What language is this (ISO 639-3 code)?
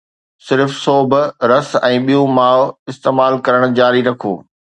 snd